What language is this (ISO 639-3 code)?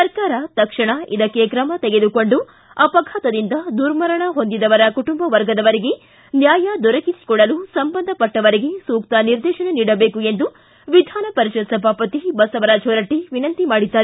kan